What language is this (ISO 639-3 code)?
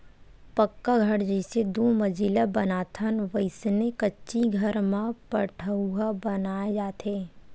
hne